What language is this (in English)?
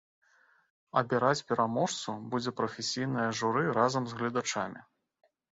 Belarusian